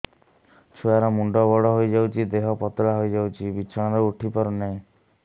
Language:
Odia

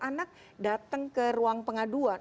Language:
Indonesian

